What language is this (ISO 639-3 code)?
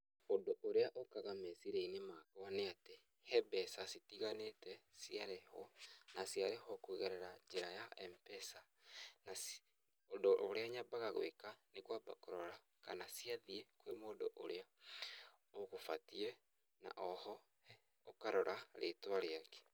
kik